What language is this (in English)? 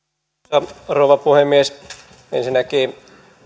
Finnish